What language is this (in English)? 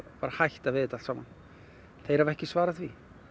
Icelandic